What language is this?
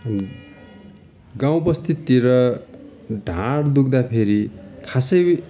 Nepali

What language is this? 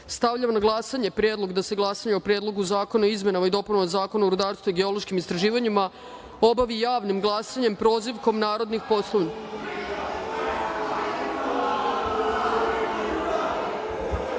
Serbian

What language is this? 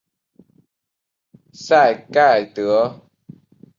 Chinese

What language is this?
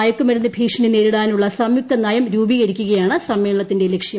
Malayalam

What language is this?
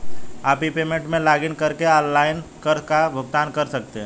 Hindi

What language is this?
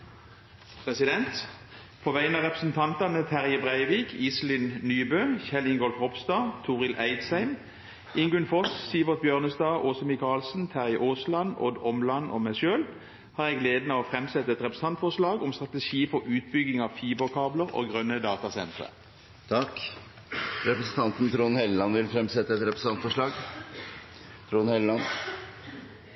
Norwegian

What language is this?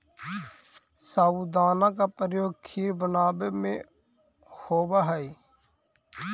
Magahi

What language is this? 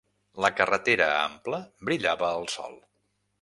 Catalan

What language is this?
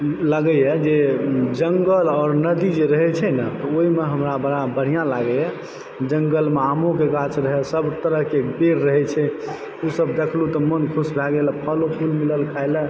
Maithili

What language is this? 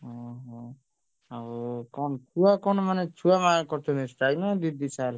Odia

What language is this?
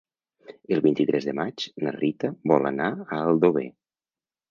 Catalan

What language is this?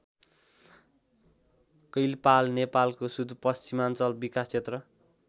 Nepali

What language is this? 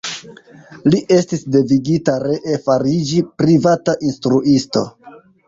Esperanto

